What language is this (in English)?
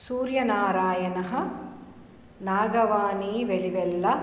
Sanskrit